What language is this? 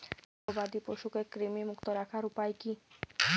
Bangla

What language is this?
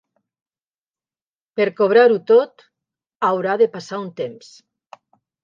Catalan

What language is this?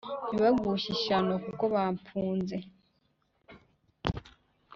Kinyarwanda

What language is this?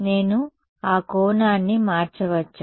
Telugu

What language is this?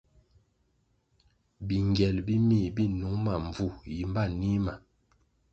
Kwasio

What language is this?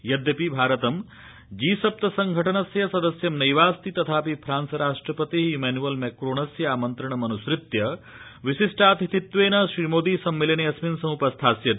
Sanskrit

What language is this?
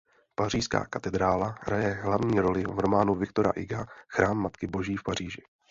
Czech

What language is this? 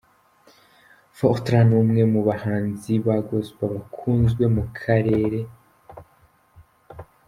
Kinyarwanda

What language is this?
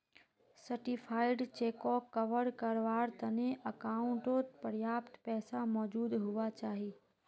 Magahi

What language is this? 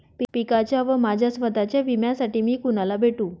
Marathi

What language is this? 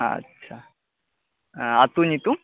Santali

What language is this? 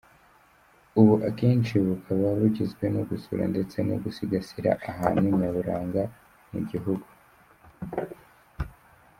Kinyarwanda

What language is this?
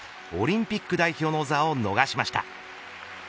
Japanese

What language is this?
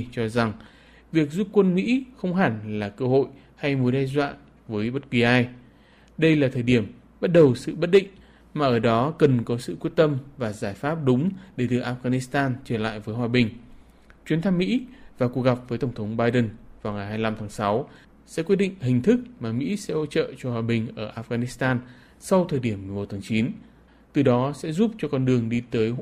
Vietnamese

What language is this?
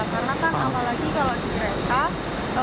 Indonesian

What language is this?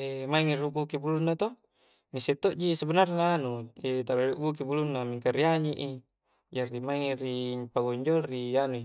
Coastal Konjo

